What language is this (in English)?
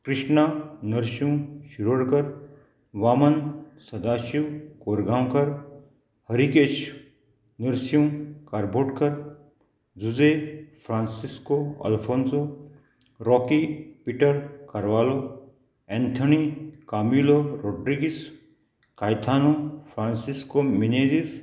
Konkani